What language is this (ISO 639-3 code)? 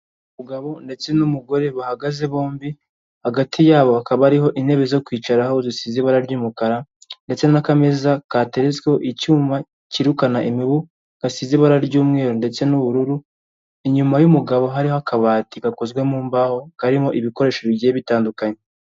kin